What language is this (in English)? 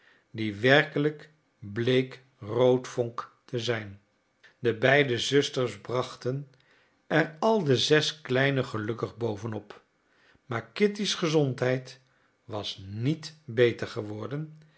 Dutch